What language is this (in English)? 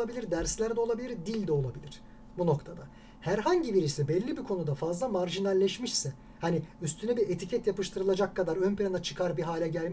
Turkish